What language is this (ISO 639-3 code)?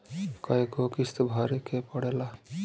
bho